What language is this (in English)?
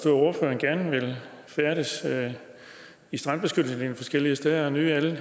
Danish